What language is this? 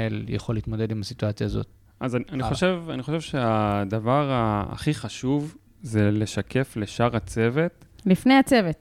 Hebrew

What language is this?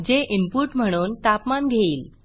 Marathi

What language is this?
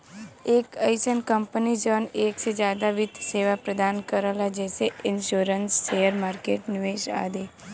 Bhojpuri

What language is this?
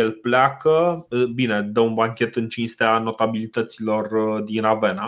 Romanian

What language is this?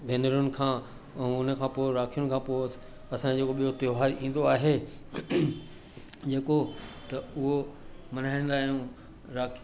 Sindhi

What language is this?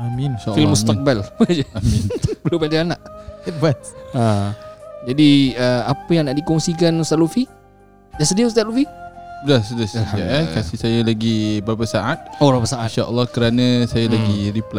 Malay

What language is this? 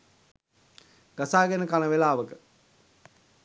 Sinhala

